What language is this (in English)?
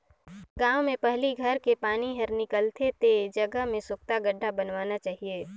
Chhattisgarhi